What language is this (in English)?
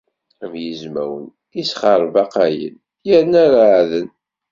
Kabyle